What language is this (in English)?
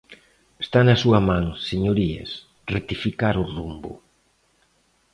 Galician